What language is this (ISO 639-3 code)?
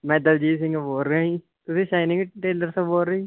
pan